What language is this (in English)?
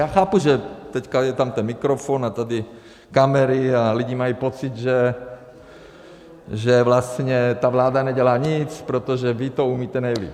Czech